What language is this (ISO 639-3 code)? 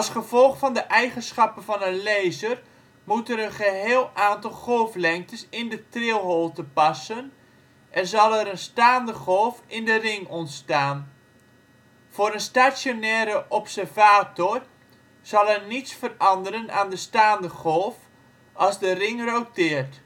nld